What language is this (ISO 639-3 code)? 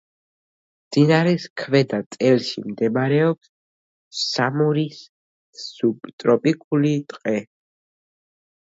kat